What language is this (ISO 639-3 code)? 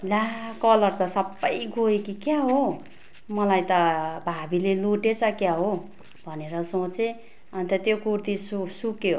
nep